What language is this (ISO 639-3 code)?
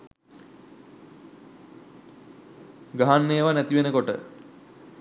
sin